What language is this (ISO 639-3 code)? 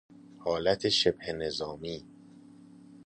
fas